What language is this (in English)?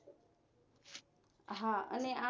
Gujarati